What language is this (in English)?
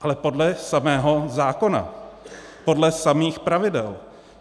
Czech